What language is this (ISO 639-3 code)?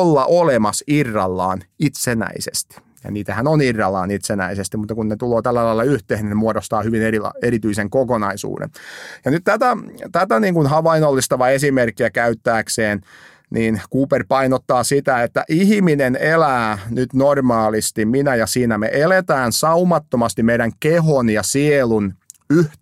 fin